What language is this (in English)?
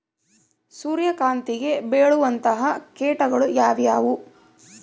Kannada